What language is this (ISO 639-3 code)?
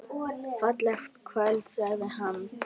isl